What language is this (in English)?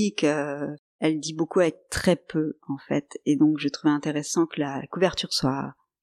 French